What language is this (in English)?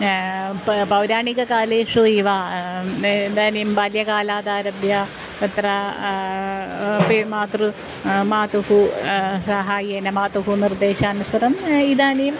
Sanskrit